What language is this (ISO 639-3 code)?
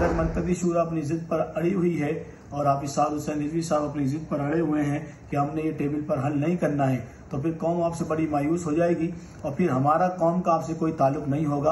urd